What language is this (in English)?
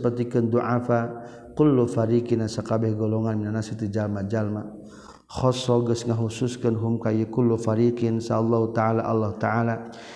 Malay